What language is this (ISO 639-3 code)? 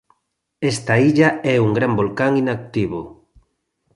glg